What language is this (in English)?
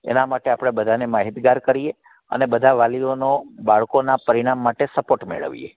Gujarati